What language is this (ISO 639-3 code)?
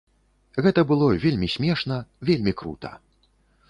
bel